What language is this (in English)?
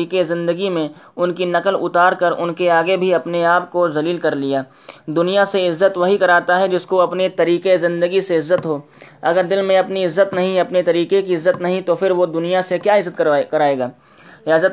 Urdu